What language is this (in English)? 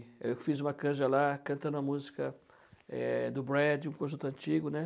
Portuguese